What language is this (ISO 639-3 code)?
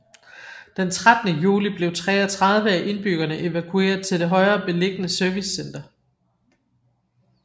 dan